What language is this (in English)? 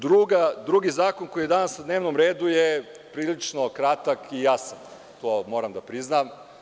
Serbian